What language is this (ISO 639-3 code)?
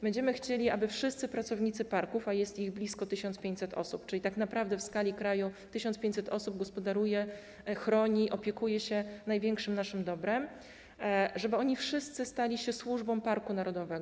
pol